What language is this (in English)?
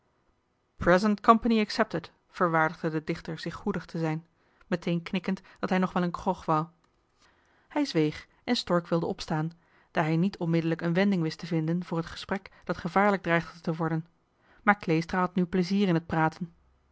Dutch